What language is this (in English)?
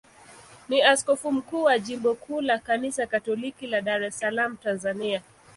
Swahili